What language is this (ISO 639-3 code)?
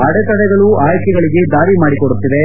kan